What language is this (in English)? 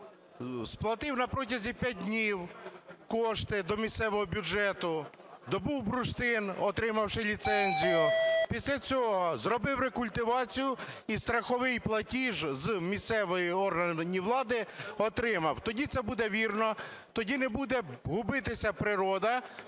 Ukrainian